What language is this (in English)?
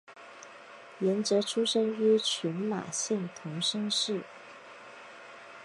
Chinese